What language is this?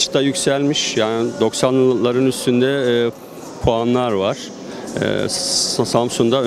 Turkish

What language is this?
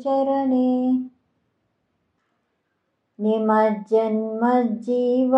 Telugu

